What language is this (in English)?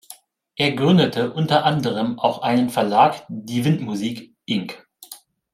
German